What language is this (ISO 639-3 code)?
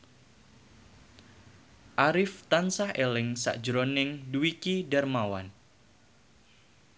jav